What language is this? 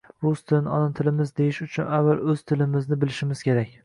Uzbek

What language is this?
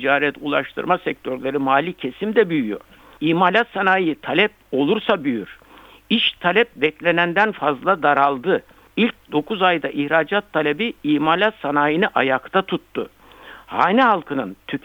Turkish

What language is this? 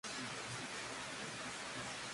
Spanish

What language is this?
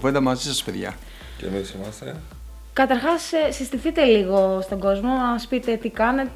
Greek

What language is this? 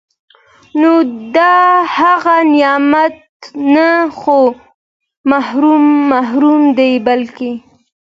Pashto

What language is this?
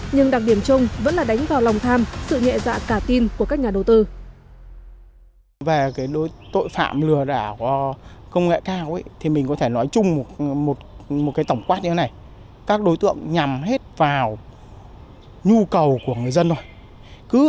Vietnamese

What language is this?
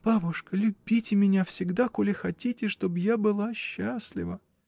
Russian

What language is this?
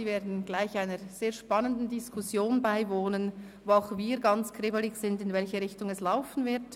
Swiss German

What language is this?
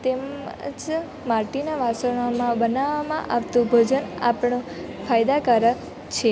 Gujarati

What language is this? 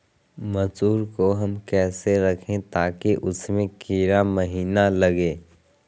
Magahi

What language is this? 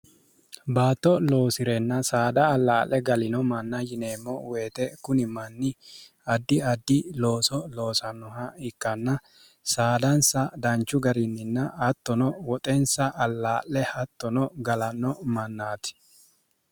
Sidamo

